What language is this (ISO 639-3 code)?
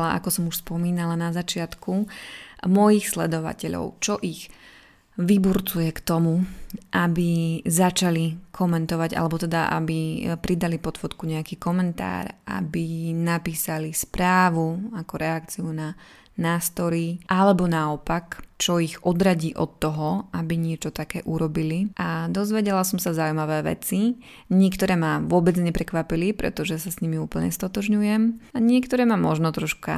slk